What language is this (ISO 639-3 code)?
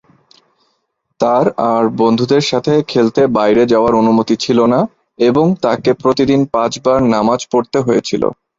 ben